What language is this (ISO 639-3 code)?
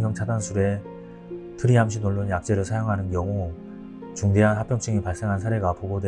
kor